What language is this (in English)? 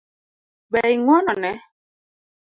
Luo (Kenya and Tanzania)